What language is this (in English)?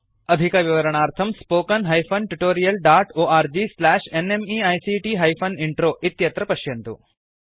Sanskrit